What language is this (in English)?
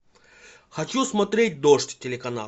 Russian